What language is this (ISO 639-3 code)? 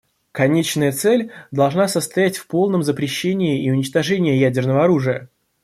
rus